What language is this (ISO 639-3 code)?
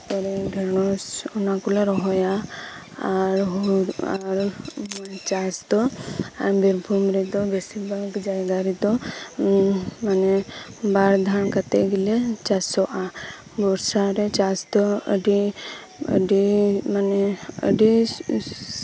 sat